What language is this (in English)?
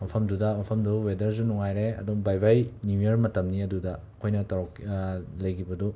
Manipuri